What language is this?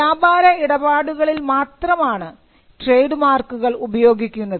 Malayalam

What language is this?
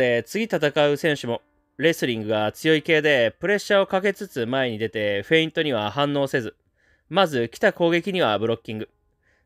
Japanese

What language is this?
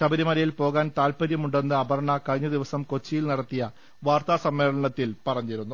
Malayalam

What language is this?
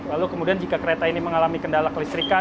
Indonesian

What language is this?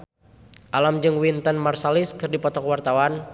Sundanese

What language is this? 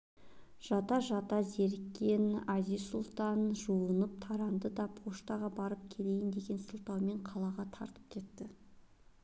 Kazakh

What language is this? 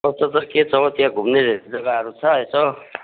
Nepali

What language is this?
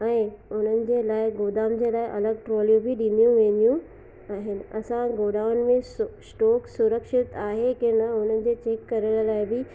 Sindhi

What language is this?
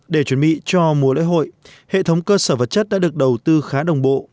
Vietnamese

